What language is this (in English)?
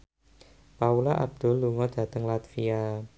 Javanese